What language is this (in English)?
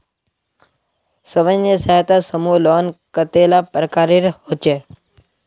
Magahi